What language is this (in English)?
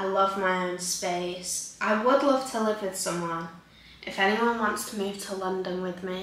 English